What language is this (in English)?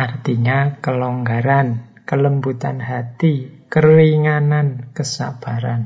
Indonesian